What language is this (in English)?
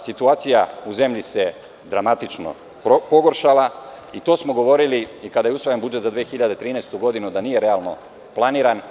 Serbian